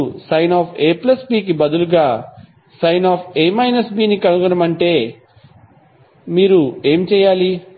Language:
Telugu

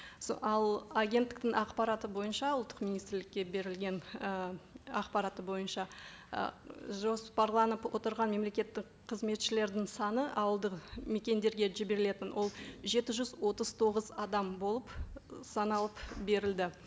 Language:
Kazakh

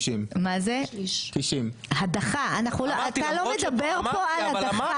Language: Hebrew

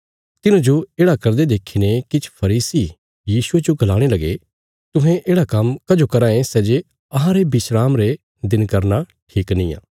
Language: Bilaspuri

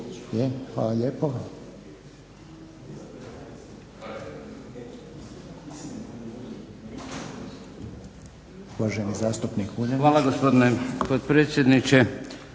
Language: Croatian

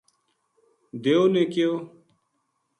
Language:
Gujari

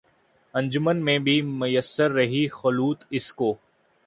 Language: Urdu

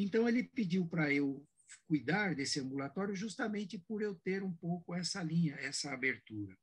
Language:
Portuguese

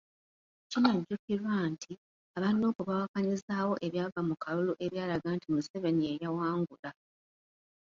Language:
Ganda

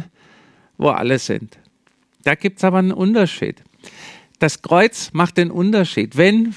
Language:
German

